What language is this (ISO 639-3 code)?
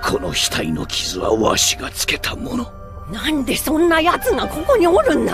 jpn